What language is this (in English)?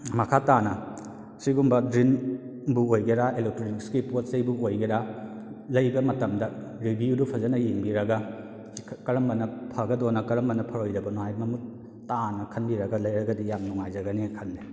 Manipuri